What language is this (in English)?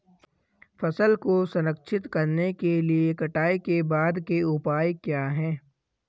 Hindi